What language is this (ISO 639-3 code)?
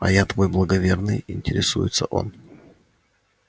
rus